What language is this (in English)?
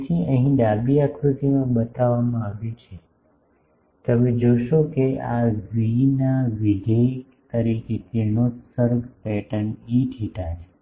Gujarati